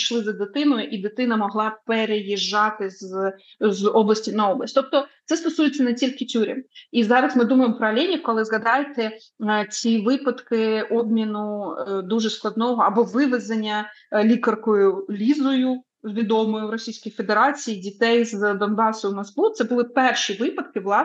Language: Ukrainian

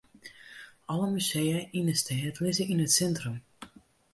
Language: Western Frisian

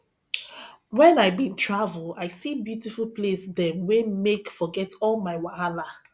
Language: Nigerian Pidgin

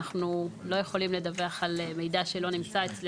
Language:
Hebrew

